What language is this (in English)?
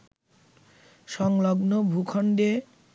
Bangla